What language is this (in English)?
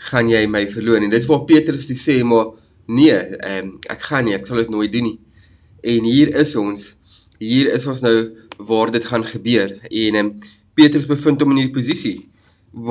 Dutch